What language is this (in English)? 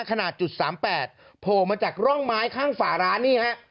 Thai